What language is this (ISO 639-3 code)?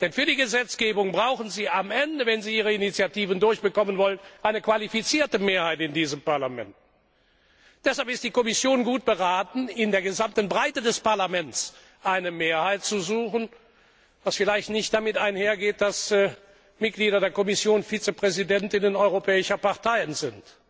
deu